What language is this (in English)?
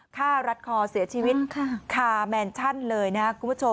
Thai